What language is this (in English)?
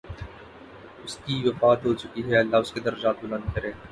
Urdu